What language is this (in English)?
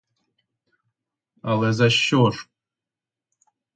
Ukrainian